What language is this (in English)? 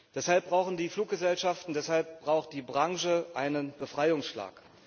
German